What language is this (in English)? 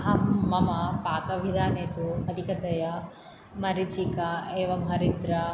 Sanskrit